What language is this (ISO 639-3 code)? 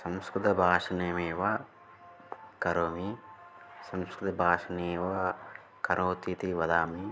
san